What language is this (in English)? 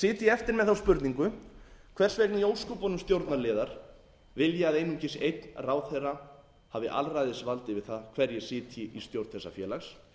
Icelandic